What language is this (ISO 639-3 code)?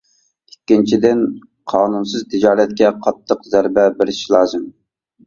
uig